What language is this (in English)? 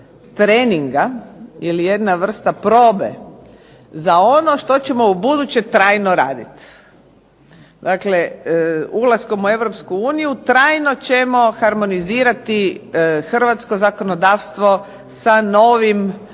Croatian